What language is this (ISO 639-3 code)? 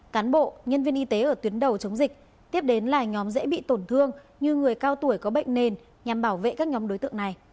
vie